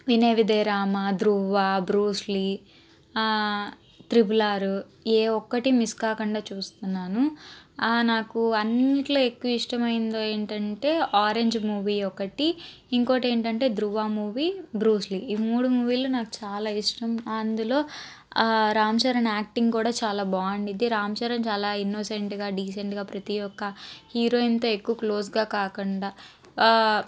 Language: Telugu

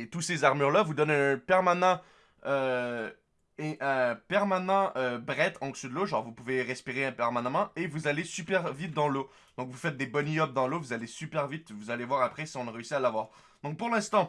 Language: French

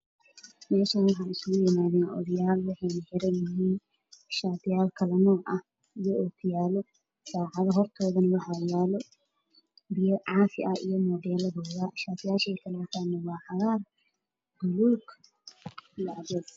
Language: Somali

